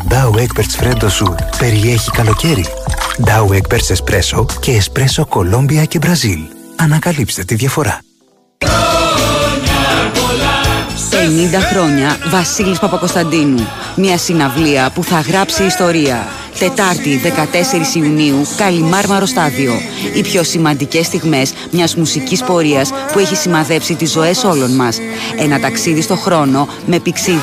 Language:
Greek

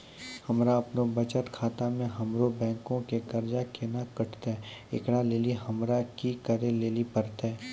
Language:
Maithili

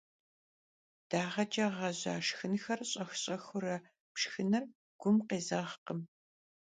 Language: Kabardian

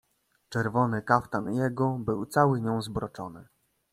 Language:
Polish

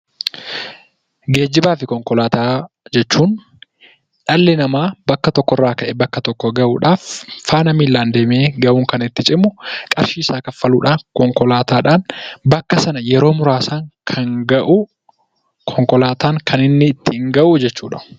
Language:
Oromo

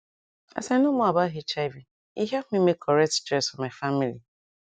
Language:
Nigerian Pidgin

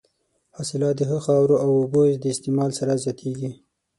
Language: Pashto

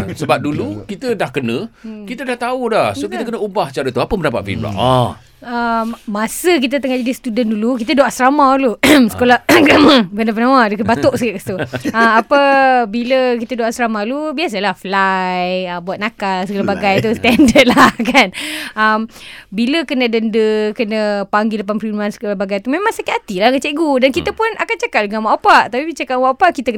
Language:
Malay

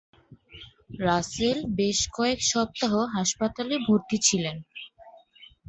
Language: Bangla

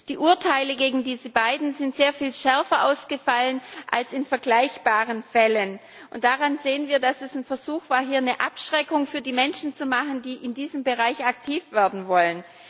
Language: German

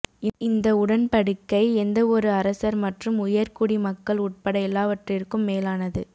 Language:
Tamil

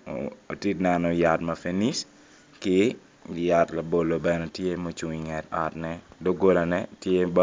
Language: Acoli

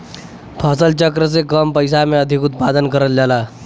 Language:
Bhojpuri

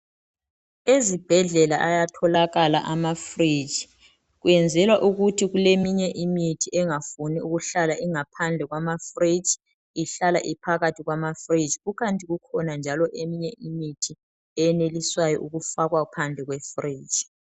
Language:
North Ndebele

